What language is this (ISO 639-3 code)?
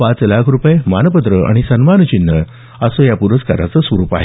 mar